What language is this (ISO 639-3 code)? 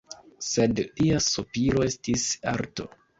epo